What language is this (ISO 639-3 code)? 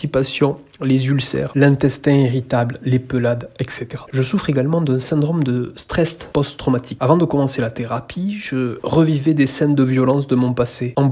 fra